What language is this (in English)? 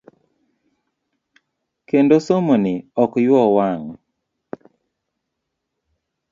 Luo (Kenya and Tanzania)